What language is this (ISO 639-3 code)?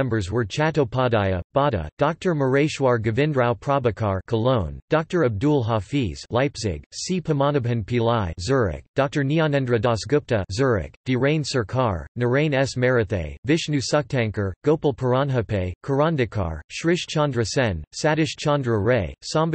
eng